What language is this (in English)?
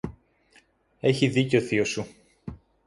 Greek